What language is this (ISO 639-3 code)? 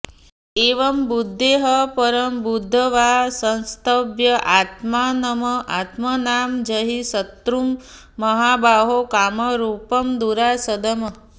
san